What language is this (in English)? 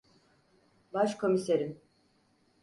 Turkish